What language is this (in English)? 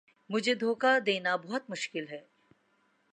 Urdu